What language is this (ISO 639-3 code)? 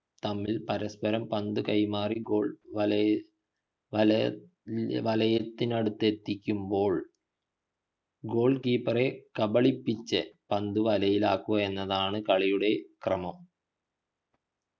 mal